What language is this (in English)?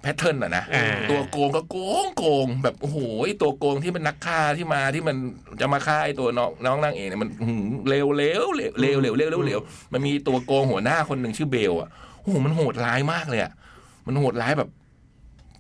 Thai